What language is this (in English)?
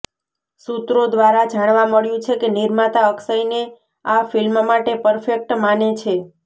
Gujarati